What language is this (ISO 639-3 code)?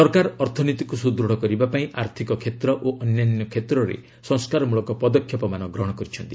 ori